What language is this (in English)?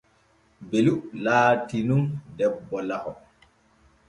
Borgu Fulfulde